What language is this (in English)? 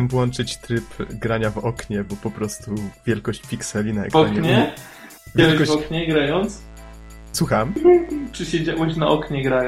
Polish